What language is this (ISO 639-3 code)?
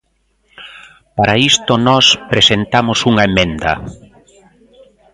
glg